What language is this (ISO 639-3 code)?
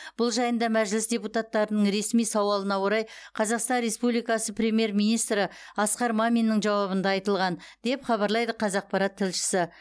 kaz